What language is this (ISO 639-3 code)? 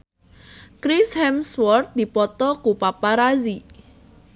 sun